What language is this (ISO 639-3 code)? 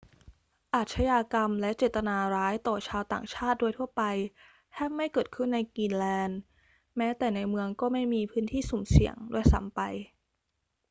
tha